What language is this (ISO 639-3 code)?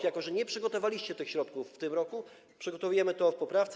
pol